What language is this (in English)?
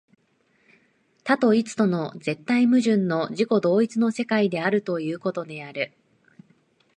Japanese